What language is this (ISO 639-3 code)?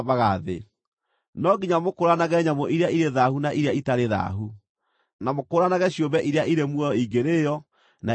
kik